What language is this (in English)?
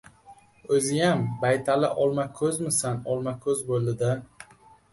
Uzbek